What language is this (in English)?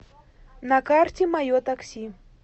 Russian